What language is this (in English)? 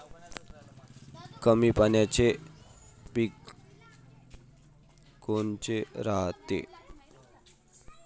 Marathi